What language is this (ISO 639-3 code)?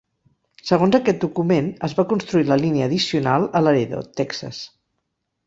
cat